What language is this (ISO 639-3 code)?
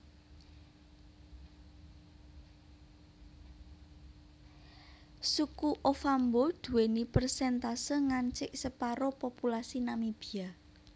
jav